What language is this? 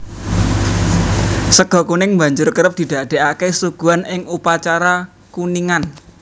Javanese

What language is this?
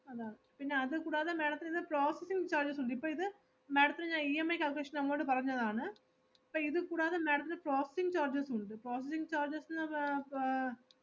Malayalam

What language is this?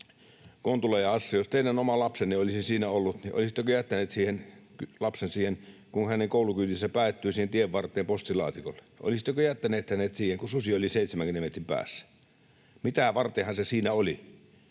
Finnish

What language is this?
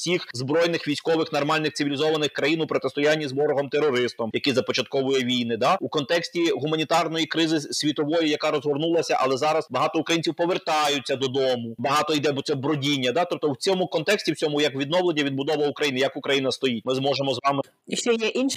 Ukrainian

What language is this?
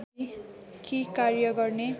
Nepali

